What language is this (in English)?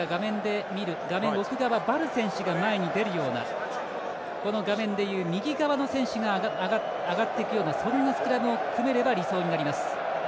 Japanese